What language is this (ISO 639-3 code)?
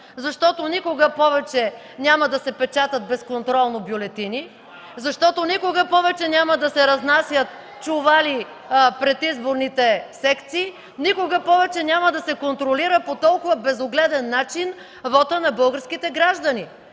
bul